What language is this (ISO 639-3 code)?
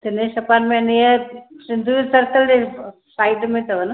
snd